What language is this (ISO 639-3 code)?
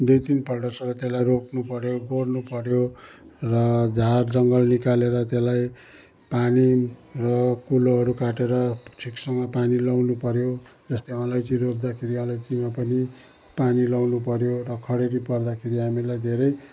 nep